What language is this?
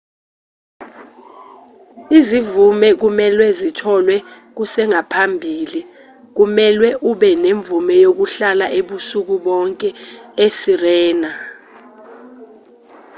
Zulu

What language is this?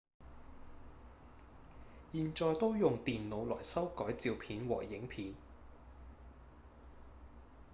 Cantonese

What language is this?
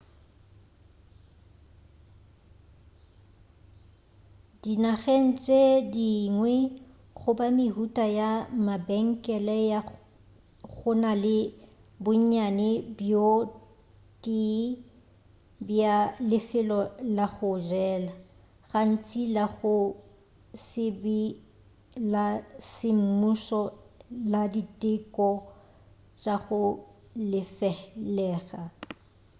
Northern Sotho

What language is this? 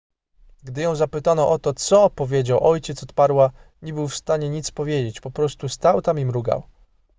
Polish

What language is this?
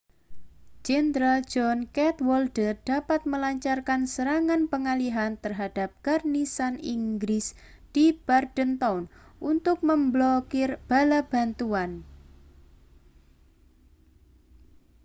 Indonesian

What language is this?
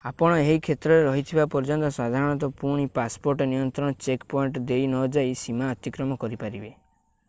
Odia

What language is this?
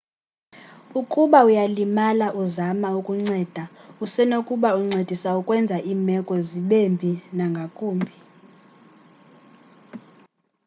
Xhosa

